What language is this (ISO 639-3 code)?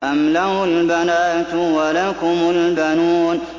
ara